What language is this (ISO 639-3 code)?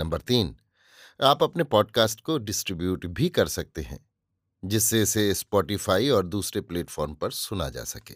hin